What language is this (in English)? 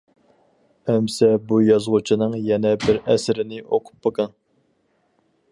Uyghur